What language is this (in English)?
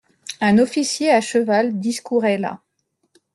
French